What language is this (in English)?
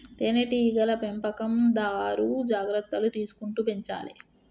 Telugu